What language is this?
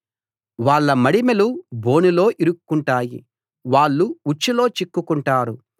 Telugu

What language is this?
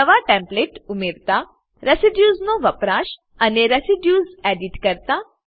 Gujarati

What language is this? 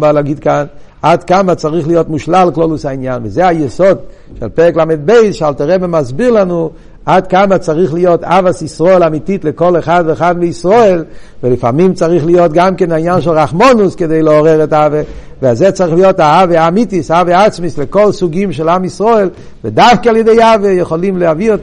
Hebrew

